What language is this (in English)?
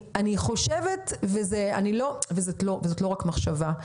Hebrew